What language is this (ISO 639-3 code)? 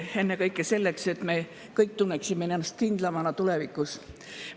est